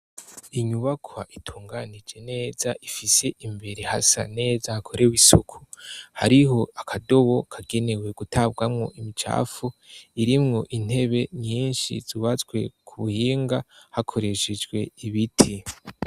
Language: Rundi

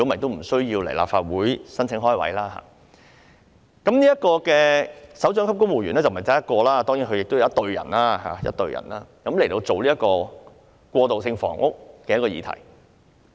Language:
Cantonese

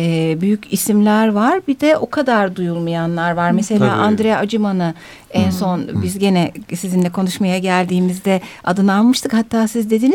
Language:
Turkish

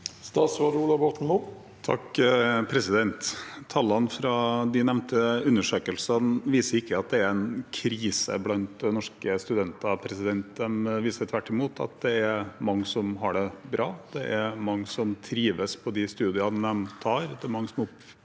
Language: Norwegian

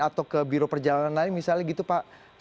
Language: Indonesian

